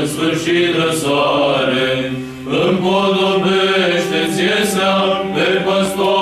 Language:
Romanian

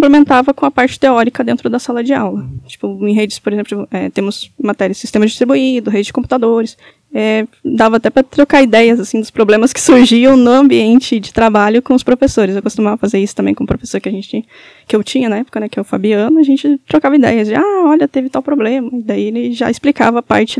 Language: Portuguese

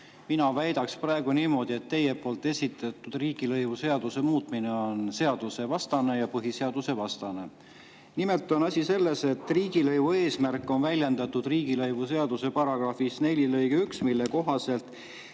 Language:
Estonian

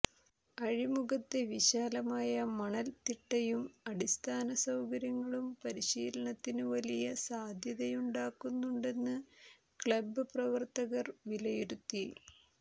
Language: Malayalam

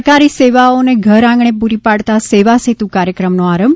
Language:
Gujarati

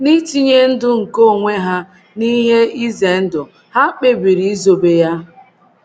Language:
Igbo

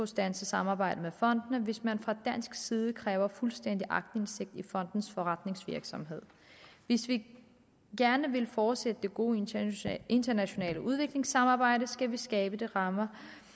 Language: Danish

